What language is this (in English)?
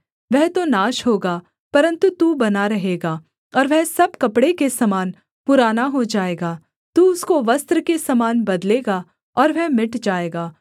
Hindi